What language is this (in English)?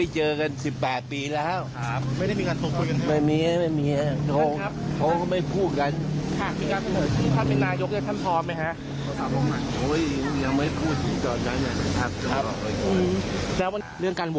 Thai